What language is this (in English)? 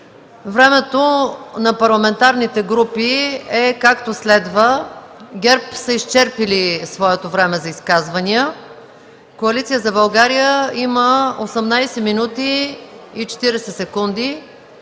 Bulgarian